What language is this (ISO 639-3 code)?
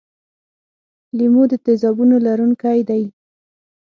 pus